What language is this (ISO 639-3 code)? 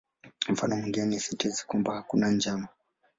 swa